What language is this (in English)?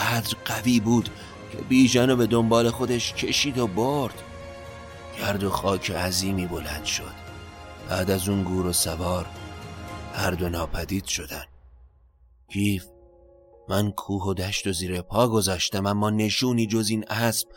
Persian